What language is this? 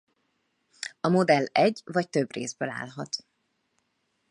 Hungarian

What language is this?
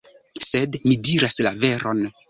Esperanto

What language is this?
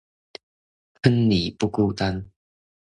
Chinese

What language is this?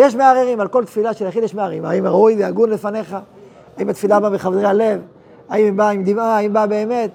Hebrew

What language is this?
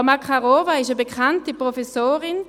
Swiss German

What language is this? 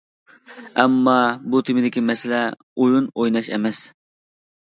Uyghur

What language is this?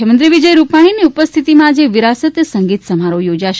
Gujarati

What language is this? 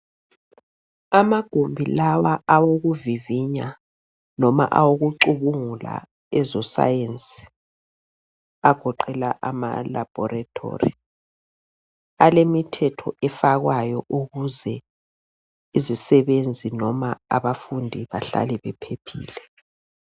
North Ndebele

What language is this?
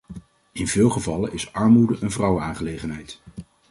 Dutch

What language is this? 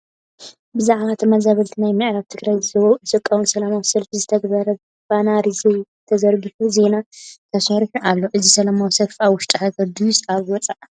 Tigrinya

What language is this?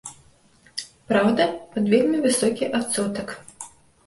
Belarusian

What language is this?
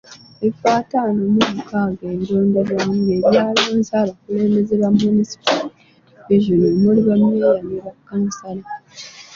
Ganda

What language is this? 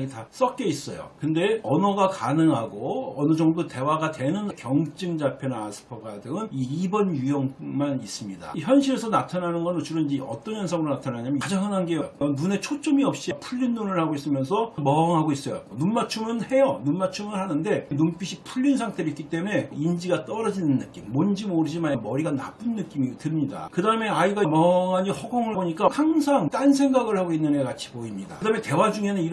Korean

